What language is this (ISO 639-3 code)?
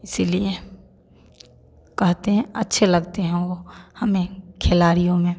hin